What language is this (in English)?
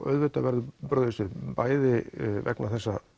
Icelandic